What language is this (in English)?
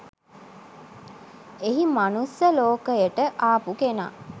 Sinhala